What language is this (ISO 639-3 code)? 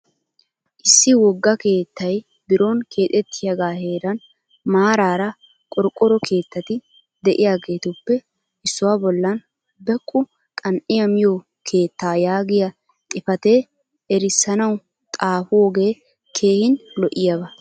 wal